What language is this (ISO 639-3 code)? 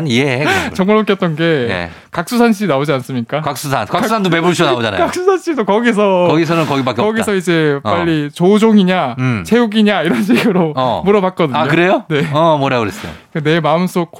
kor